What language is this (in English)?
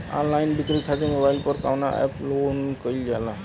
Bhojpuri